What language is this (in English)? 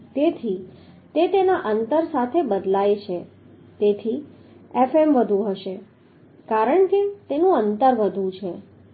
Gujarati